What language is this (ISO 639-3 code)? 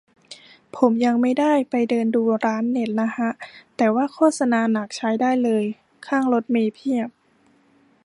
tha